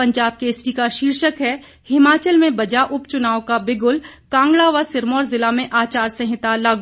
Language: Hindi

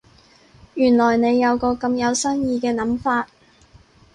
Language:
Cantonese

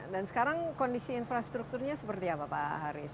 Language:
Indonesian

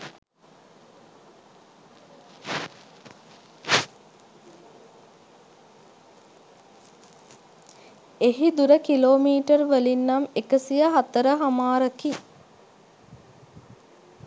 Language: Sinhala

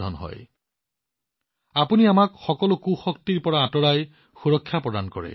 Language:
Assamese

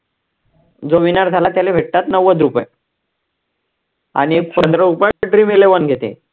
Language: Marathi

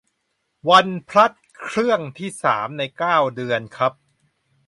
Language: Thai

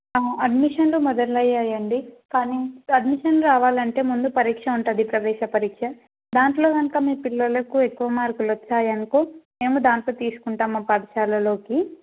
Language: Telugu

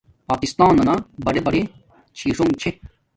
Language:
Domaaki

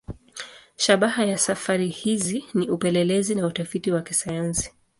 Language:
Swahili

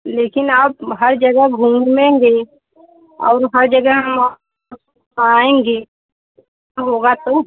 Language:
Hindi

